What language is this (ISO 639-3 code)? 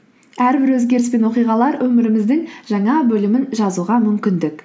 kaz